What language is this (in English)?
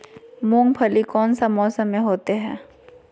Magahi